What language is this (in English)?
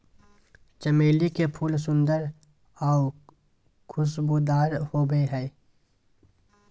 Magahi